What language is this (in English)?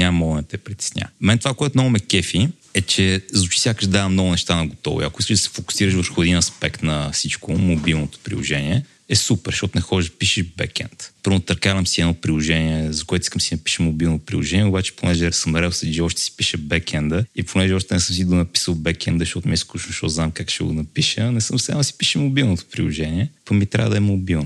Bulgarian